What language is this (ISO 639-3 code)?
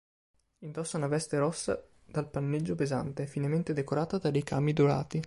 ita